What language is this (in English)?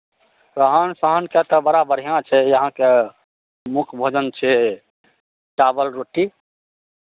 Maithili